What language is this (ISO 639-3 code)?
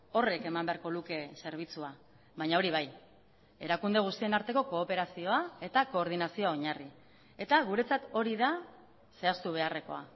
eus